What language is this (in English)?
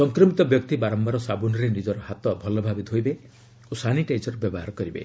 Odia